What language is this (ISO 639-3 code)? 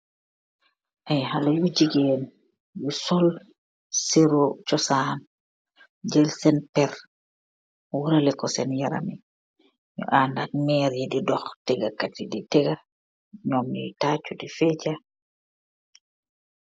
wol